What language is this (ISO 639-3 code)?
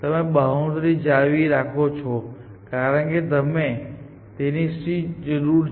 guj